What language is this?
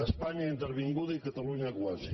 Catalan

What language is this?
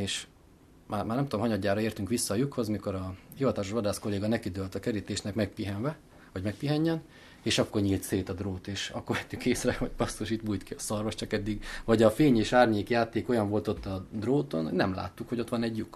Hungarian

